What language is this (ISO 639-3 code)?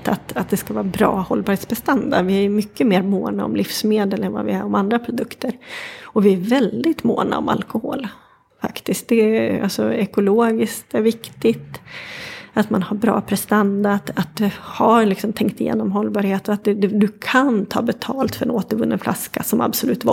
swe